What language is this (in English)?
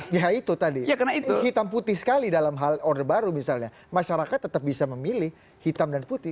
Indonesian